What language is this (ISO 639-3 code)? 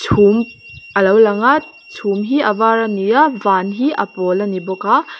lus